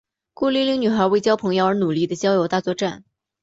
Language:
Chinese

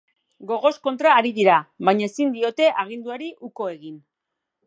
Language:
Basque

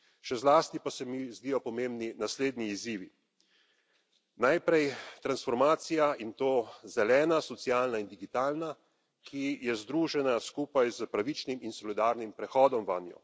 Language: Slovenian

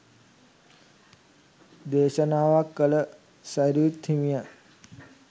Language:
Sinhala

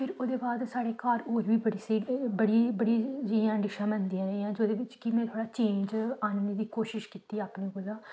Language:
Dogri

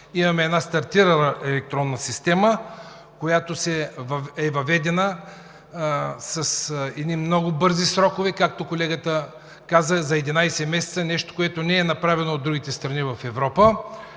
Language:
Bulgarian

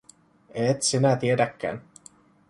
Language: Finnish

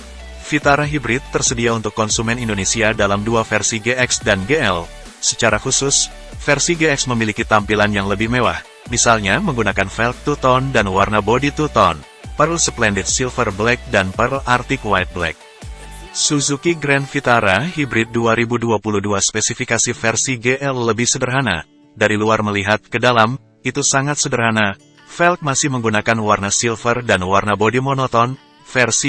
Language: Indonesian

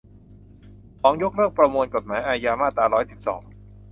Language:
Thai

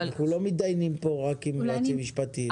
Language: Hebrew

